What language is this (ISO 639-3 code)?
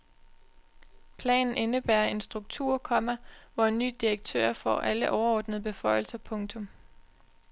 dan